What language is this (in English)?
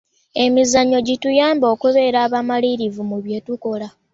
Ganda